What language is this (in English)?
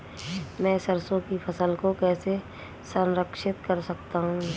Hindi